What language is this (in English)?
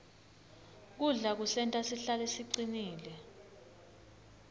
Swati